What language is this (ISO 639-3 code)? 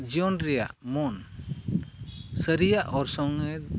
sat